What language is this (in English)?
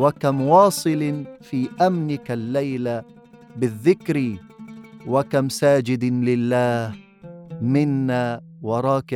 Arabic